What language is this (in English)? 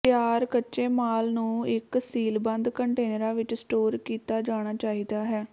Punjabi